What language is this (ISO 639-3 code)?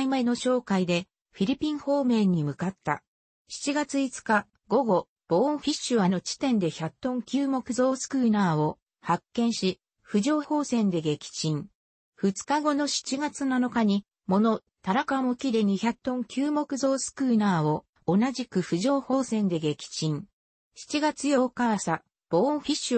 jpn